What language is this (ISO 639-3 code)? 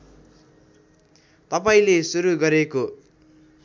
nep